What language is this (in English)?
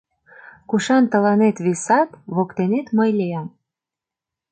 Mari